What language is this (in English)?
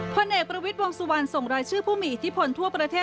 Thai